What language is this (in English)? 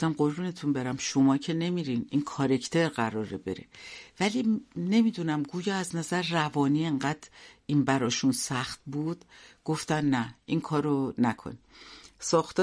Persian